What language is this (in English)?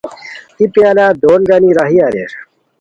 Khowar